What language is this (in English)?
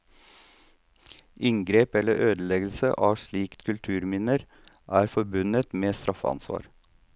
Norwegian